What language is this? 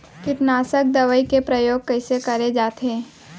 Chhattisgarhi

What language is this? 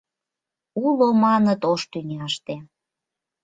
Mari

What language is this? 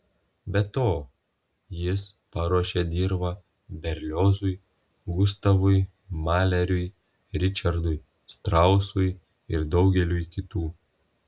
Lithuanian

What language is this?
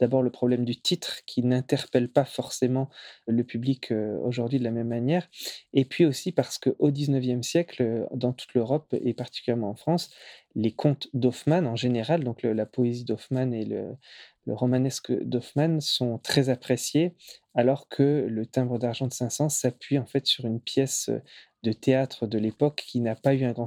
French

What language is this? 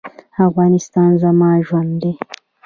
Pashto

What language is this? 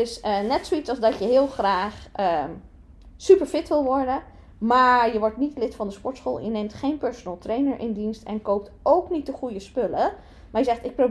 Dutch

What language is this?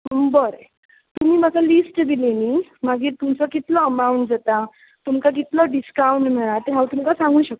Konkani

